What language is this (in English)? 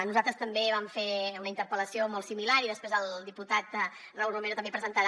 Catalan